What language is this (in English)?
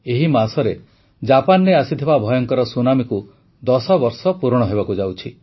Odia